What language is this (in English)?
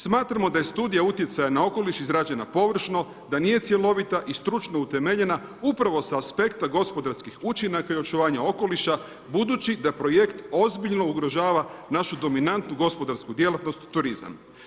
Croatian